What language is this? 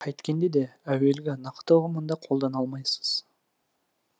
Kazakh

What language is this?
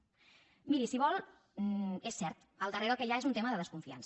Catalan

